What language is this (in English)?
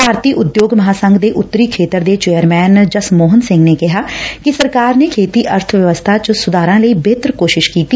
Punjabi